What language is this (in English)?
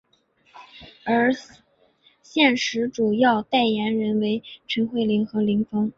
Chinese